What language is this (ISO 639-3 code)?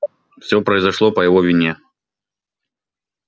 rus